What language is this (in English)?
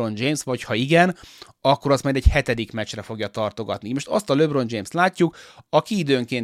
Hungarian